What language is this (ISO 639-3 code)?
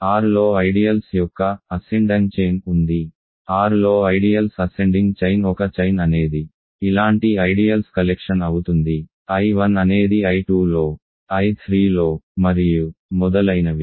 tel